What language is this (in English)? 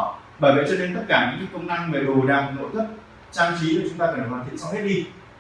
Vietnamese